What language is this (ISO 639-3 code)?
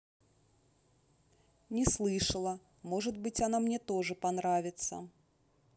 rus